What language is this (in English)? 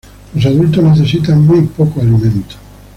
Spanish